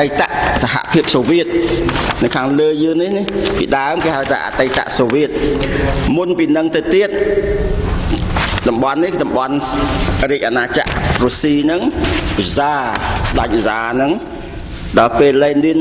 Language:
Thai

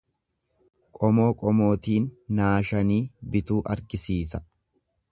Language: Oromo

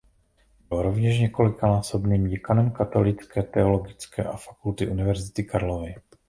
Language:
Czech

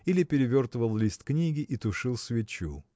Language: Russian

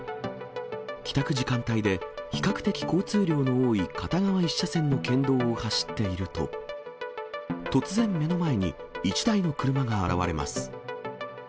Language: Japanese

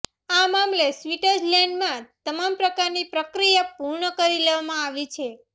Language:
Gujarati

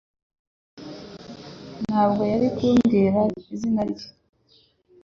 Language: Kinyarwanda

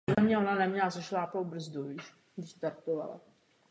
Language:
Czech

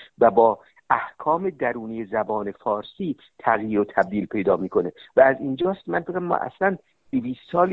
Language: Persian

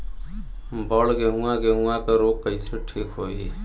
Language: Bhojpuri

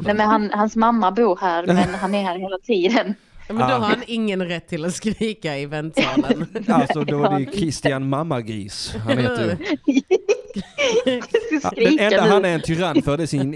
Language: Swedish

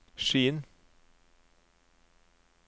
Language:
Norwegian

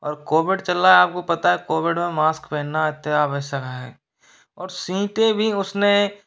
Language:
Hindi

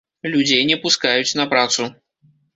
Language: Belarusian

